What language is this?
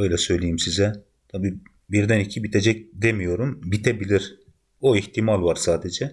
Turkish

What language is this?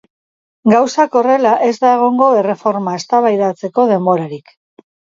Basque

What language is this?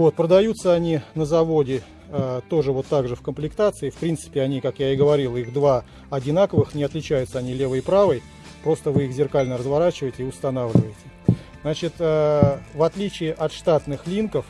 Russian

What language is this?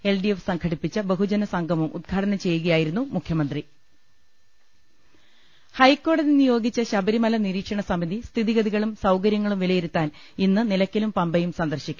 Malayalam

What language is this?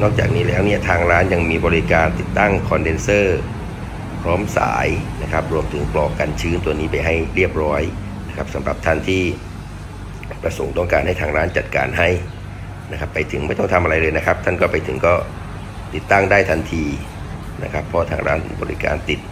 Thai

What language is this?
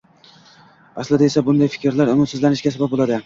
Uzbek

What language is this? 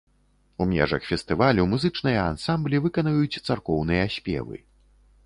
Belarusian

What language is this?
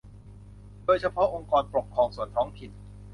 Thai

